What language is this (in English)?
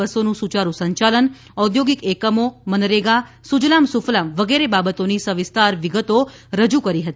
Gujarati